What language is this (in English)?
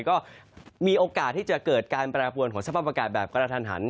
Thai